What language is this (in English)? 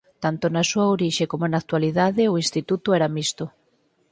Galician